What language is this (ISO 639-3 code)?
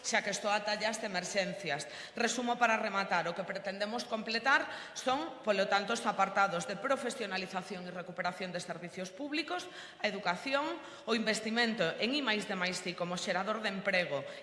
spa